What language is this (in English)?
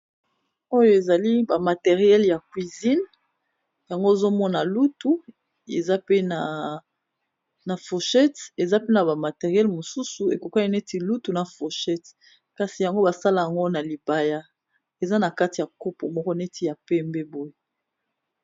Lingala